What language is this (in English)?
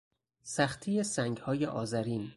Persian